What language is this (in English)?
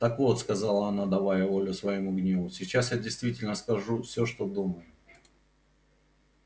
Russian